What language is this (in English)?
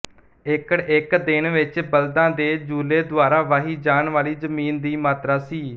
Punjabi